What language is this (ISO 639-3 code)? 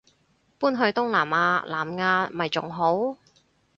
yue